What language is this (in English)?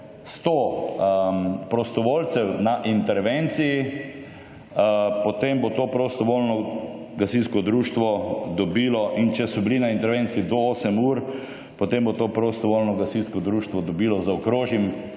Slovenian